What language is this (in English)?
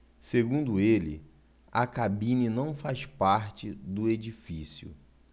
Portuguese